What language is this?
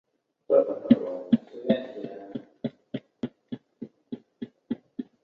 Chinese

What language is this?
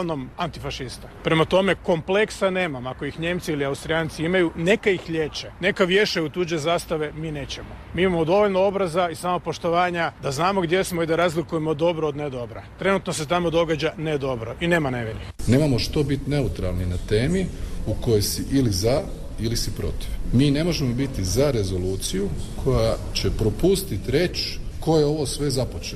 Croatian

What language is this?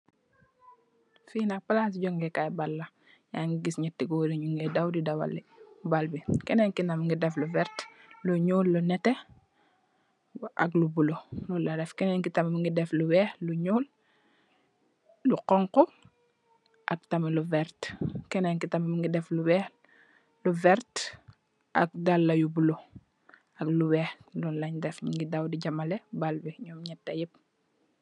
Wolof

